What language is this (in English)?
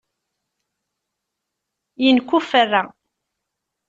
Kabyle